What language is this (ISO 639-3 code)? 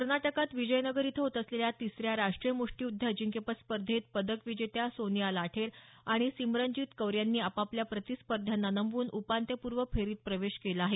mar